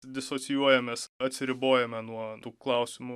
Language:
Lithuanian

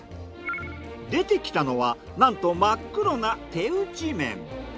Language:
Japanese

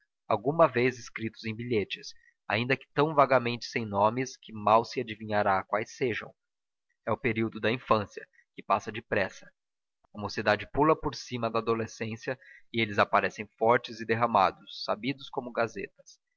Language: Portuguese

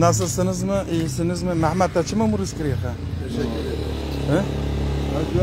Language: Turkish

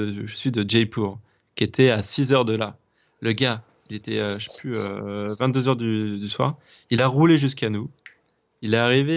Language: French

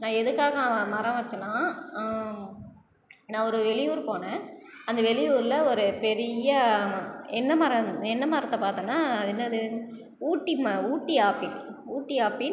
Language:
Tamil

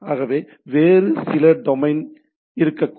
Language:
Tamil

